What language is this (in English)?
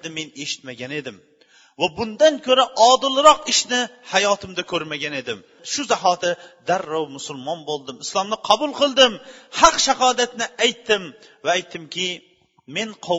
Bulgarian